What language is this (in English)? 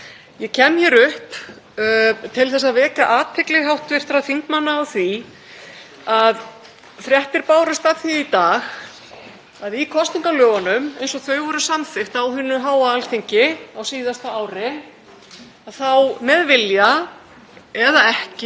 Icelandic